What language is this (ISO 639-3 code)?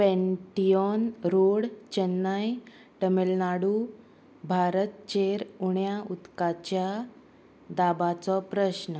kok